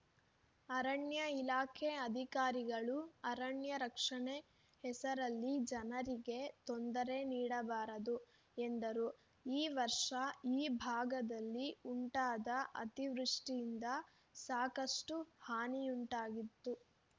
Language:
Kannada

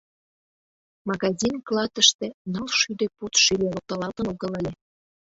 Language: Mari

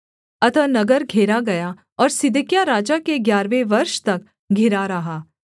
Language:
Hindi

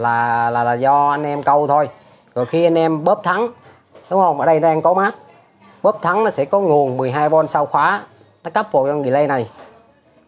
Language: Vietnamese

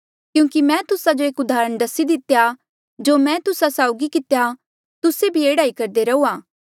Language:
Mandeali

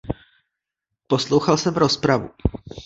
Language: Czech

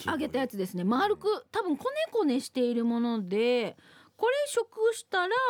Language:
Japanese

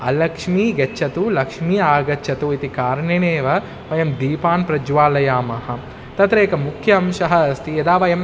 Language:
Sanskrit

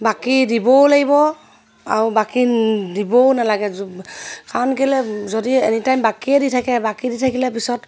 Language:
Assamese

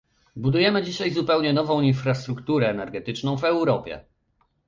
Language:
Polish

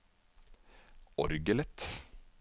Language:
Norwegian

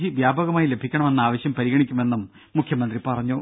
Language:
Malayalam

